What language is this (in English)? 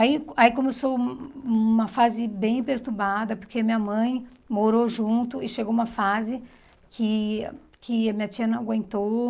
Portuguese